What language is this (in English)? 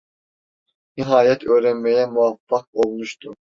Turkish